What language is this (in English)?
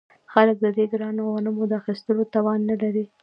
Pashto